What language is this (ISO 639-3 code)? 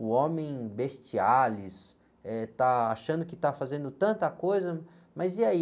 por